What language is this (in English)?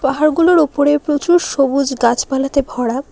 Bangla